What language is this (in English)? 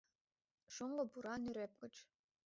Mari